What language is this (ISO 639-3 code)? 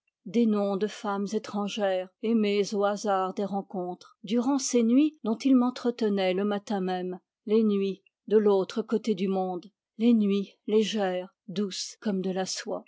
fra